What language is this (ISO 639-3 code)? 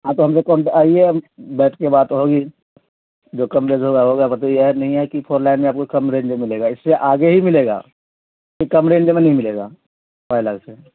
urd